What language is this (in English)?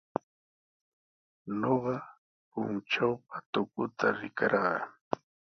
Sihuas Ancash Quechua